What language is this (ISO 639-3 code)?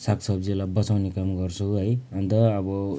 nep